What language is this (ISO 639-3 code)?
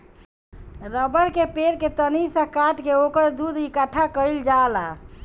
bho